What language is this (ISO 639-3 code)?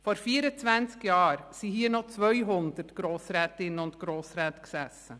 gsw